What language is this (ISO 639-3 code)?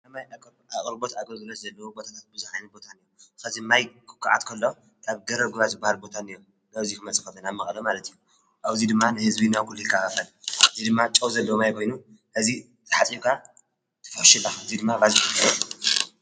tir